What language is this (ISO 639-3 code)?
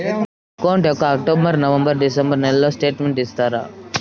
tel